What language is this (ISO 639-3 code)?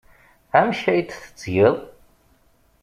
kab